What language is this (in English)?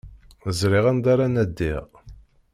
Kabyle